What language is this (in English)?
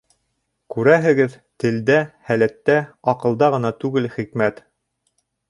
Bashkir